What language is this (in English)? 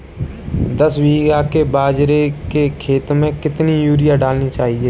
Hindi